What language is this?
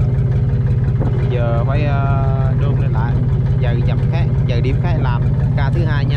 Vietnamese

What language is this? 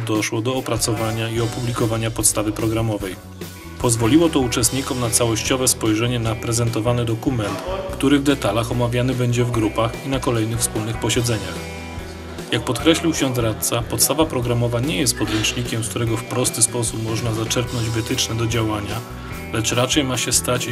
Polish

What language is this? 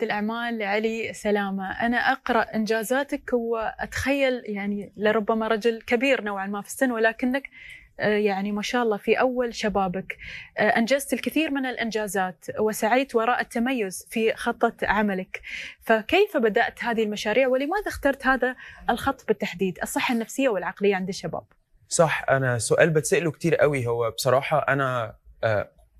Arabic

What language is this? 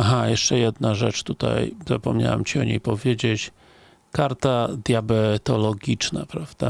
Polish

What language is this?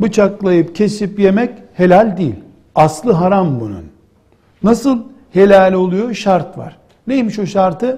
Turkish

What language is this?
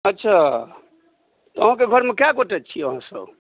Maithili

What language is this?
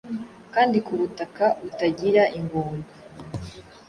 Kinyarwanda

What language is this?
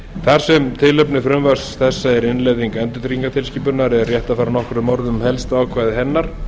Icelandic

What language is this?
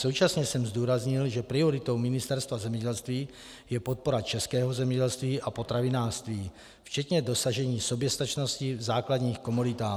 Czech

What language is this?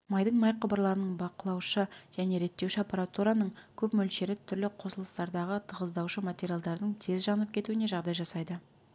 Kazakh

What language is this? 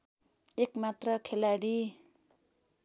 Nepali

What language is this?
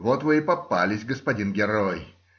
Russian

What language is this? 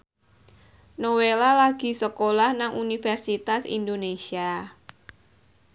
Javanese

